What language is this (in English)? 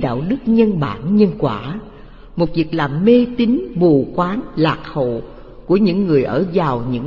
Vietnamese